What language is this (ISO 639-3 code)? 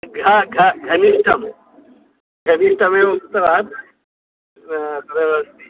san